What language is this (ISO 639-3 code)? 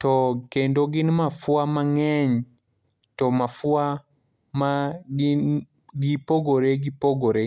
luo